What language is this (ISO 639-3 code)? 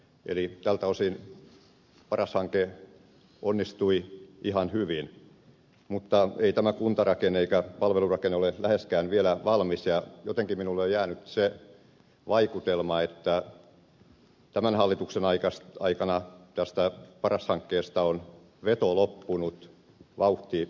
fin